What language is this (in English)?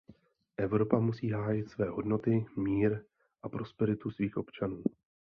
Czech